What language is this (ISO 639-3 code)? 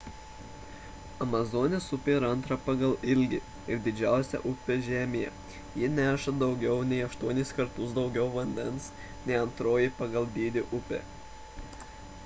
lit